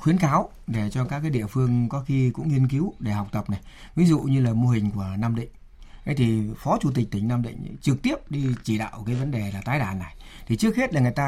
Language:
Vietnamese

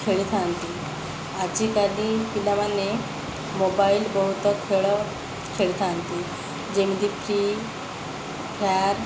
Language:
Odia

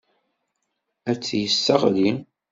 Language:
Kabyle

